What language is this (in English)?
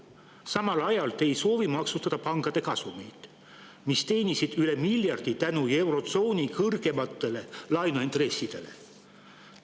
Estonian